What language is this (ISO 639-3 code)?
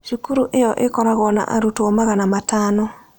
kik